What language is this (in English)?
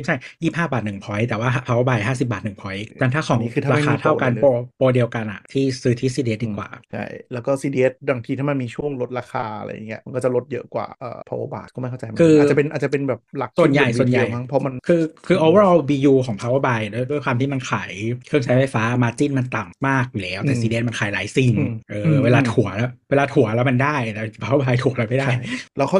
Thai